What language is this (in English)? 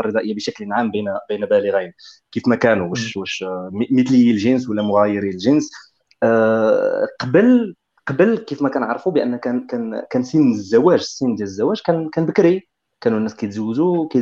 Arabic